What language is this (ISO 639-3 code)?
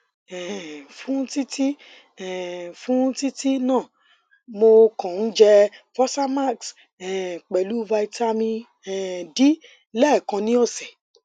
yor